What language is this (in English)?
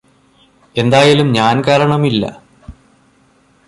Malayalam